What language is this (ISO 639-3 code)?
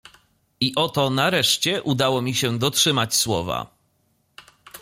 pol